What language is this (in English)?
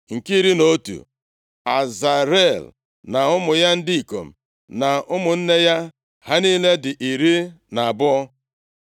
Igbo